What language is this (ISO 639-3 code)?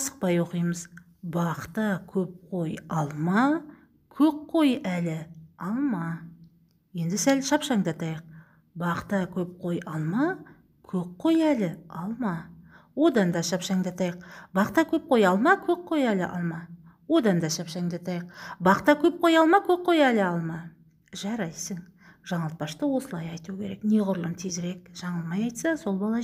tur